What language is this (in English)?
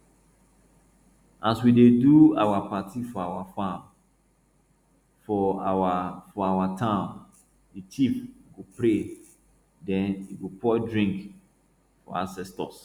Nigerian Pidgin